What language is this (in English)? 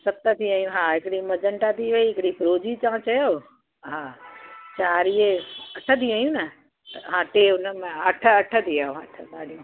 Sindhi